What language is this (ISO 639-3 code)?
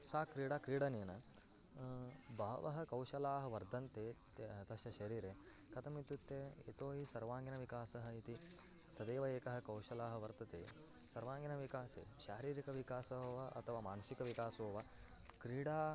san